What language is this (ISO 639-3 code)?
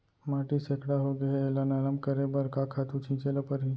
hne